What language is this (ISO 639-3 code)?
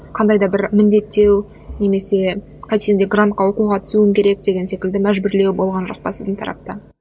kaz